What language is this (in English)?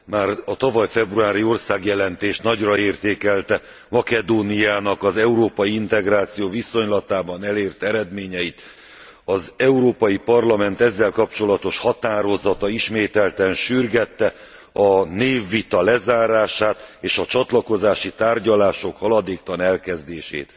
Hungarian